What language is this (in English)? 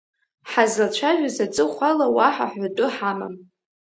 Abkhazian